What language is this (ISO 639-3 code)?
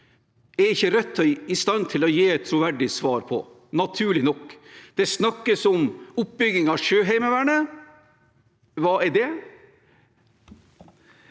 nor